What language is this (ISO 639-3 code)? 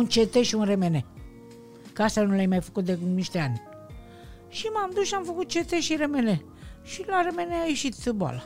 ron